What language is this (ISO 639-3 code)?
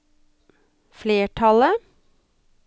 nor